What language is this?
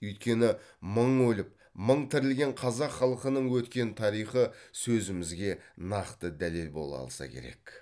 Kazakh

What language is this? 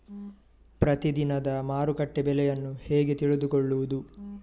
Kannada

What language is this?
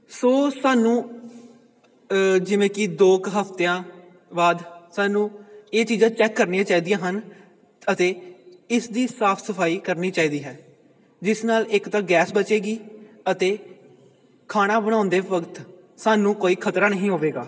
Punjabi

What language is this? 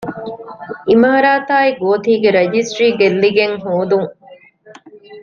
Divehi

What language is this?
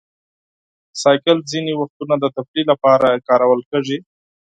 Pashto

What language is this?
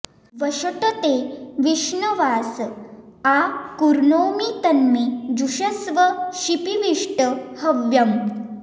Sanskrit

